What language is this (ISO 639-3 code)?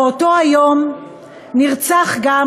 heb